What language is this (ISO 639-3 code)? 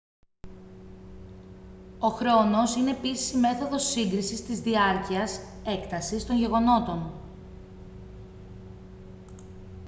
ell